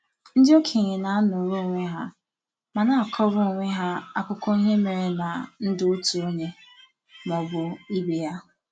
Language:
Igbo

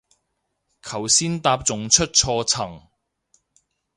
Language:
Cantonese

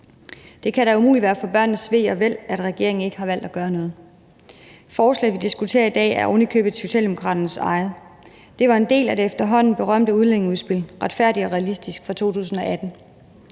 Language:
Danish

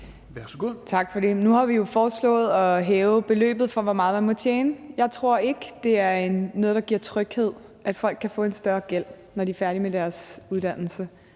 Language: Danish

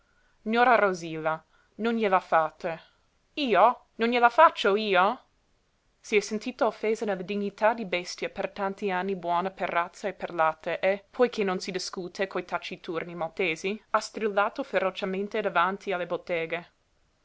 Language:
Italian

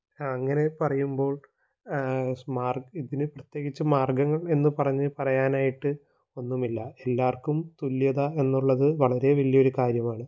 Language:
Malayalam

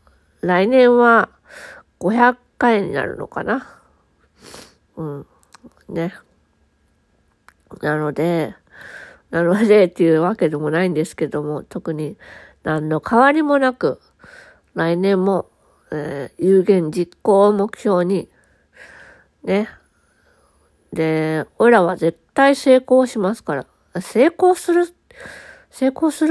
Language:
Japanese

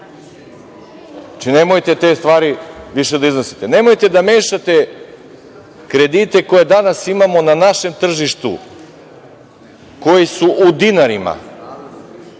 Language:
Serbian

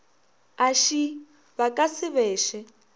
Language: Northern Sotho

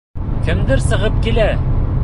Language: Bashkir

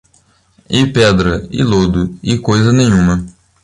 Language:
Portuguese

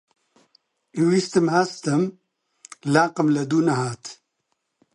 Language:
Central Kurdish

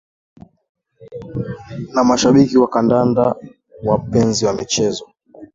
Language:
Swahili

